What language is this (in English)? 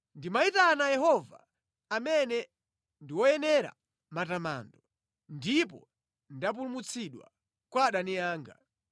Nyanja